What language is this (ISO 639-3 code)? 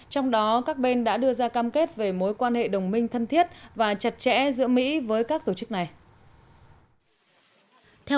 vie